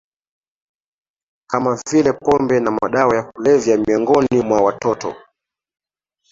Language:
Swahili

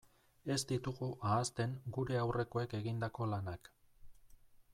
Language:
Basque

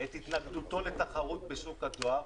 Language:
Hebrew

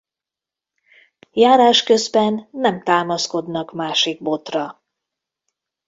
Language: Hungarian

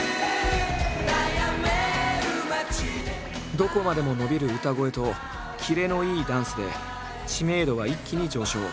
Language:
Japanese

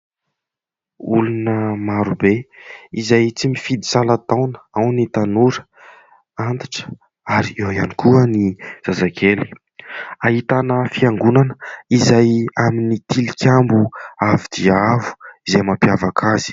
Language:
Malagasy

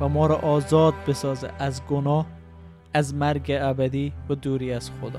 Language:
Persian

